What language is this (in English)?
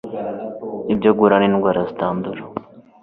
Kinyarwanda